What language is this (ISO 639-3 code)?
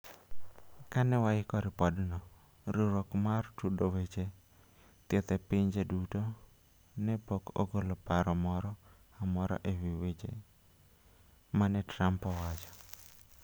luo